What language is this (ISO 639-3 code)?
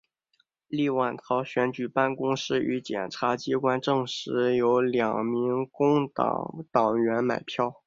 zho